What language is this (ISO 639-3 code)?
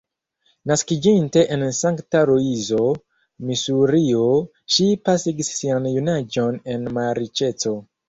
epo